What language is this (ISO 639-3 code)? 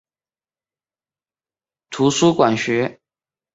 zho